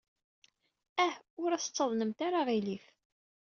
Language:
Kabyle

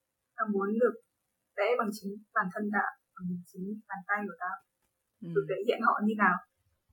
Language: Vietnamese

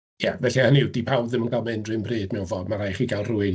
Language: Welsh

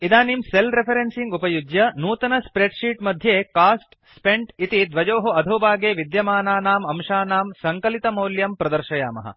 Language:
Sanskrit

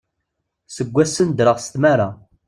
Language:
Kabyle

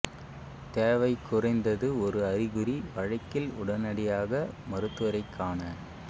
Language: Tamil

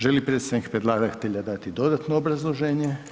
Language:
Croatian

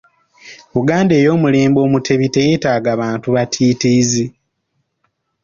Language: Ganda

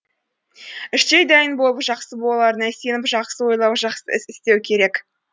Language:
Kazakh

